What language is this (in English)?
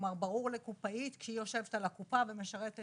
Hebrew